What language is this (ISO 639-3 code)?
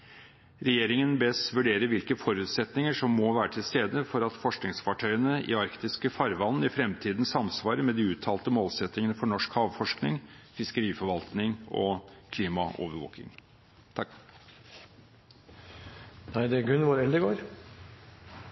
nob